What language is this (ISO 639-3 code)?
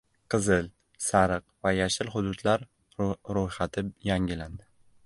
uzb